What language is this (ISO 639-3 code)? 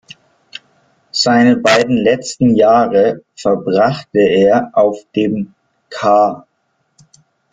deu